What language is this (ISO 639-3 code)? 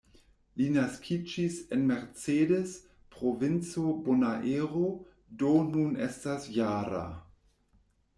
epo